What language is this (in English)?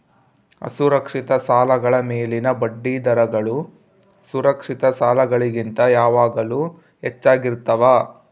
Kannada